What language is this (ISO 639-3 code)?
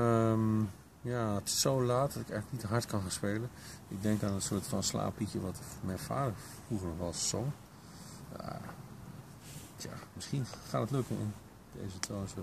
nld